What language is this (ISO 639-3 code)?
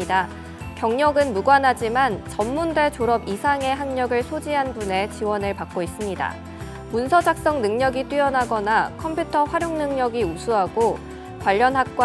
kor